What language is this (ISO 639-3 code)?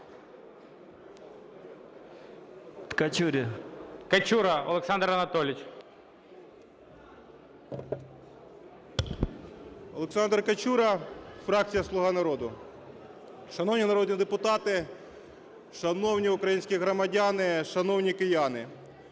ukr